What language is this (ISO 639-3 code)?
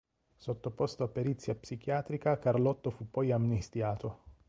ita